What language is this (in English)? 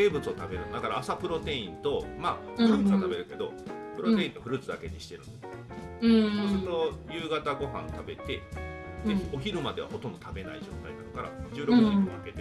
Japanese